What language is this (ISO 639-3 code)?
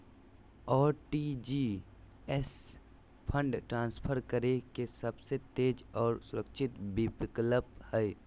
mag